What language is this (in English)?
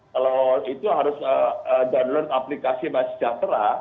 Indonesian